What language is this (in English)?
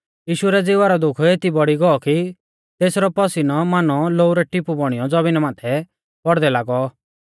Mahasu Pahari